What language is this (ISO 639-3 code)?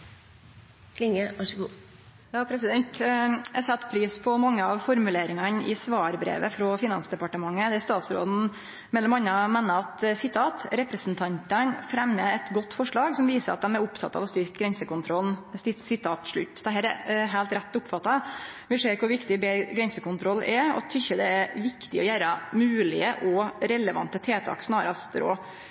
nno